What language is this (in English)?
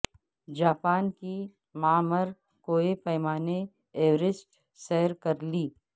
Urdu